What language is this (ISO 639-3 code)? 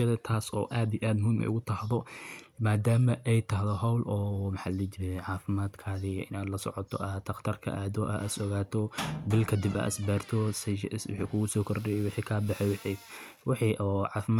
som